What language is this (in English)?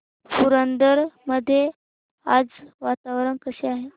Marathi